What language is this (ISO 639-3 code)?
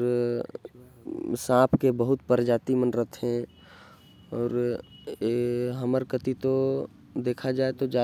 kfp